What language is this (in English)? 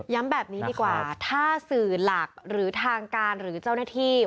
Thai